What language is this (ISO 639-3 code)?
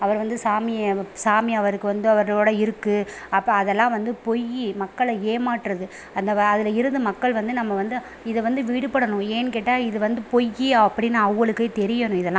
tam